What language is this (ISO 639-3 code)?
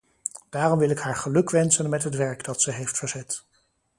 nld